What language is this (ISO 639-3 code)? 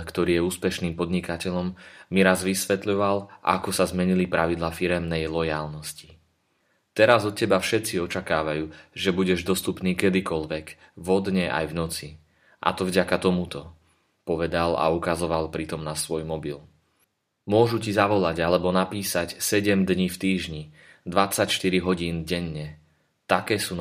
slk